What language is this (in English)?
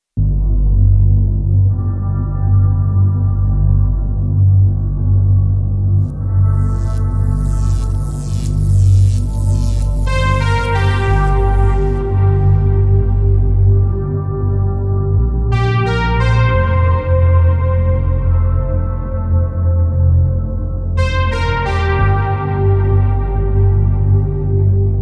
English